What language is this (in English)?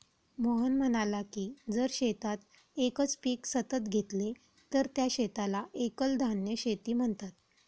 Marathi